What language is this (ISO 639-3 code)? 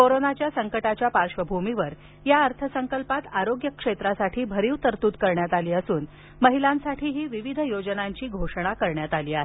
mar